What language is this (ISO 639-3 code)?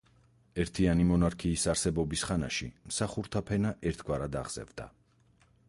kat